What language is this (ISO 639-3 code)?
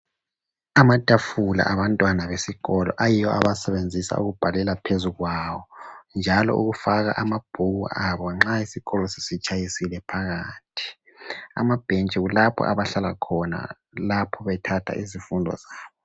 nde